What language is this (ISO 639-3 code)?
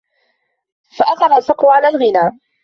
ara